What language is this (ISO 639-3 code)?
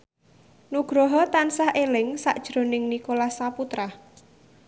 jav